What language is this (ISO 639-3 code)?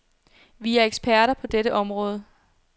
dan